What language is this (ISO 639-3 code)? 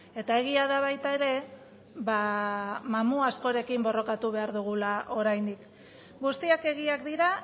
eus